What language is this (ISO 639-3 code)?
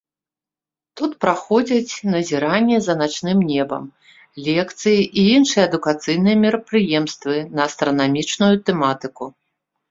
bel